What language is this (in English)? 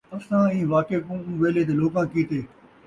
Saraiki